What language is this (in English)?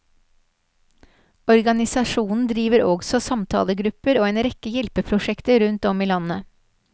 Norwegian